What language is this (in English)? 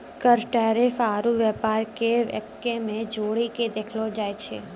Maithili